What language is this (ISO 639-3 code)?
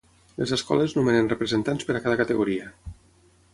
cat